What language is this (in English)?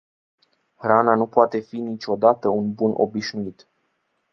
Romanian